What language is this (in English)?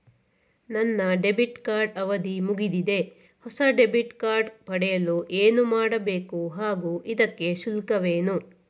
Kannada